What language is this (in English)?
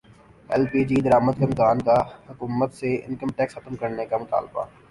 Urdu